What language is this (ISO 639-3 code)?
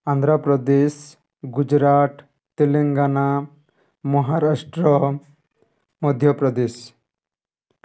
ori